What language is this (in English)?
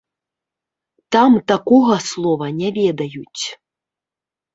Belarusian